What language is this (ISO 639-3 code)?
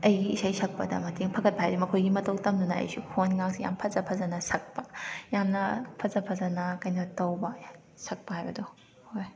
mni